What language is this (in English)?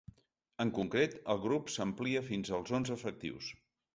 Catalan